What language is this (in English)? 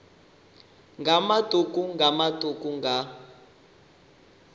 Venda